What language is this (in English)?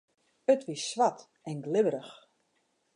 Western Frisian